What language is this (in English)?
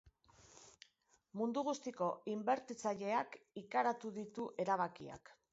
Basque